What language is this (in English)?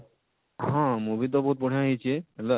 Odia